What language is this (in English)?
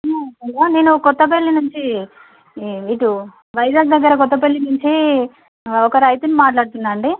Telugu